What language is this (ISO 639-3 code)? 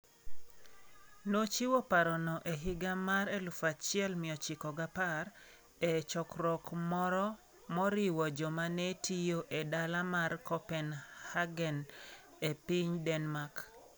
luo